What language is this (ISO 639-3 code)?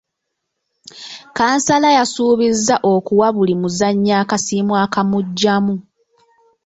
lug